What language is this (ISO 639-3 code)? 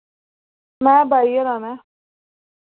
doi